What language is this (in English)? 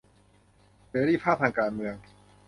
Thai